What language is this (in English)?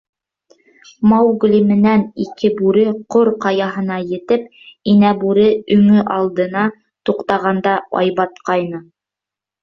Bashkir